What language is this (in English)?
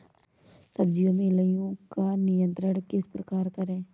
Hindi